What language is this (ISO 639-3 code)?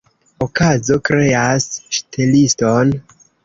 epo